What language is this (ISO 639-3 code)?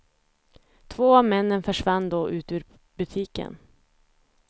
swe